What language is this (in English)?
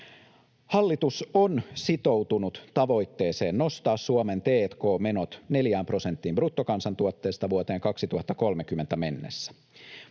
Finnish